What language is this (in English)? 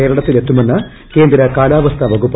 Malayalam